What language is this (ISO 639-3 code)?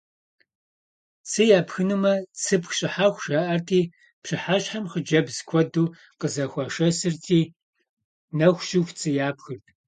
kbd